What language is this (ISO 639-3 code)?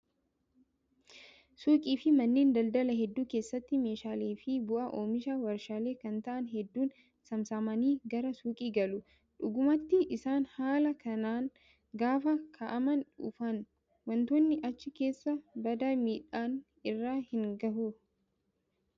orm